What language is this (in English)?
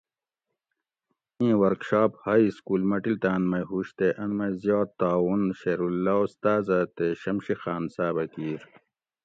Gawri